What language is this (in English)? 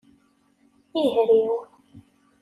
Kabyle